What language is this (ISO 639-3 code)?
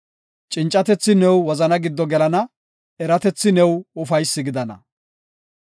gof